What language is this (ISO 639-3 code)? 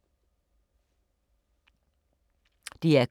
dan